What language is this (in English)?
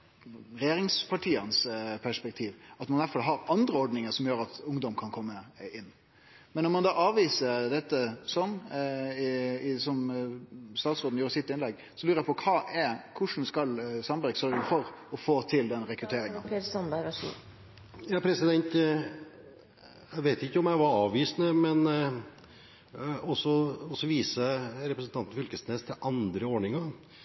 Norwegian